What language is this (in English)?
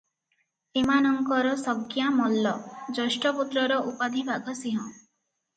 Odia